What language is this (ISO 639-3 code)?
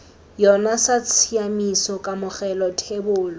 tsn